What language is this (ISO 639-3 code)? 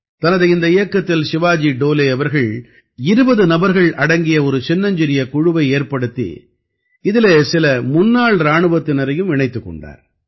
tam